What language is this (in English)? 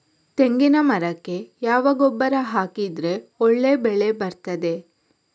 Kannada